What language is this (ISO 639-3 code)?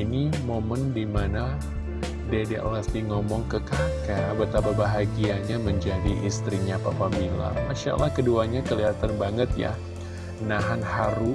ind